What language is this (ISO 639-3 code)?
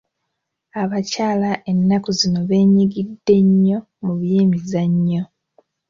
lug